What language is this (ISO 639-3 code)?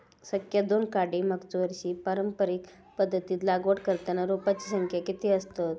mar